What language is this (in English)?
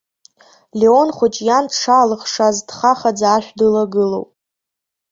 Abkhazian